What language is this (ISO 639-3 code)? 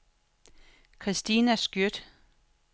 dan